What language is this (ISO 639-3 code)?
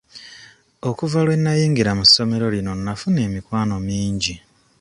lug